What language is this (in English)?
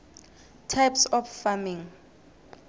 South Ndebele